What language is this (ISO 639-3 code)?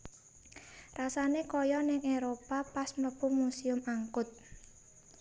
jav